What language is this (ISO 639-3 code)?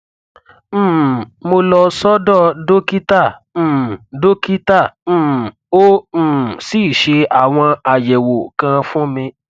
yor